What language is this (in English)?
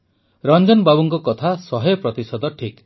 Odia